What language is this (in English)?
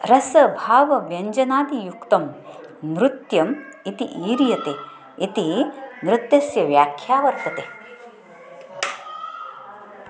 Sanskrit